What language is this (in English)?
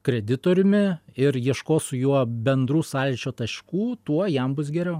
Lithuanian